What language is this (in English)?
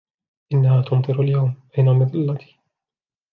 Arabic